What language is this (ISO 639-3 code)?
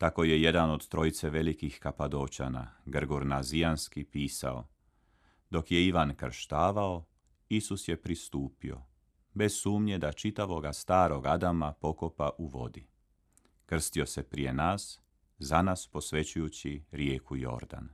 hrv